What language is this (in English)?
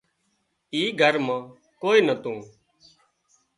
Wadiyara Koli